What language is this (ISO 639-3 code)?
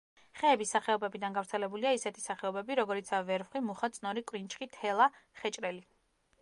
kat